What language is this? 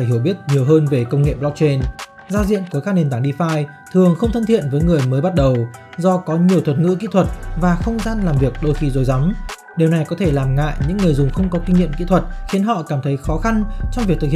Vietnamese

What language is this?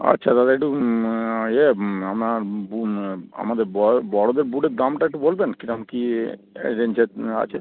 Bangla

